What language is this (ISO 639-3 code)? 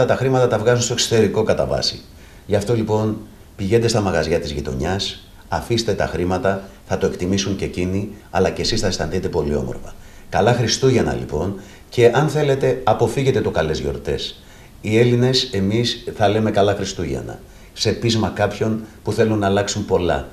ell